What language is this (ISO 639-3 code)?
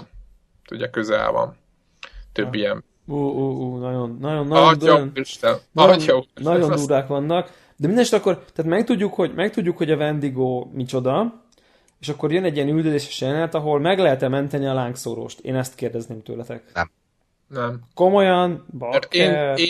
hun